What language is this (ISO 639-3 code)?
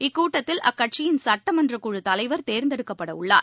tam